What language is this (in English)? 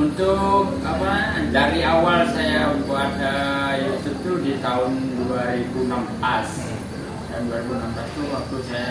Indonesian